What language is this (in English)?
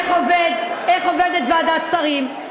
Hebrew